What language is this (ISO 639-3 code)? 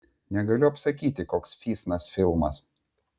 lit